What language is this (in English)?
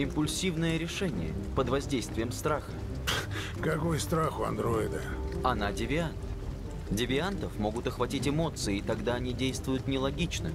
Russian